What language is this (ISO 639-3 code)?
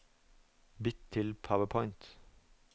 nor